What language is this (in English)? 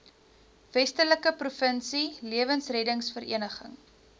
Afrikaans